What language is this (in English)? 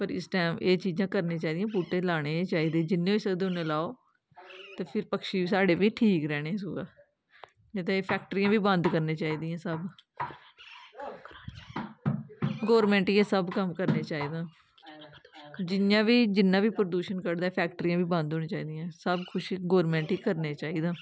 Dogri